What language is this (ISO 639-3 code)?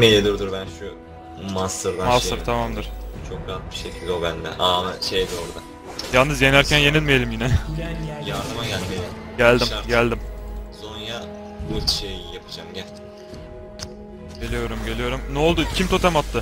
tur